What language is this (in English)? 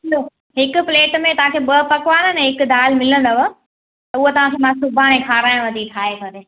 Sindhi